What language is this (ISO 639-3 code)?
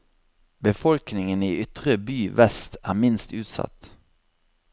nor